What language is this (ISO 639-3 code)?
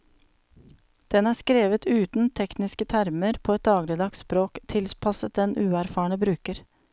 nor